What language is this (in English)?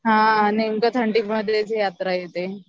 Marathi